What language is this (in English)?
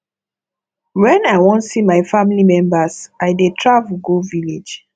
Nigerian Pidgin